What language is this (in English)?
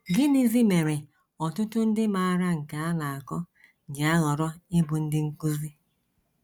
Igbo